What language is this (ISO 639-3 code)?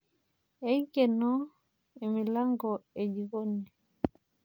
mas